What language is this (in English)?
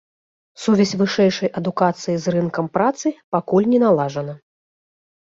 Belarusian